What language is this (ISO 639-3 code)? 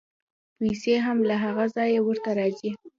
pus